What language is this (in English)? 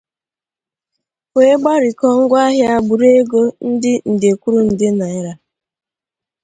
Igbo